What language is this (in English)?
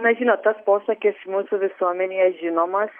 Lithuanian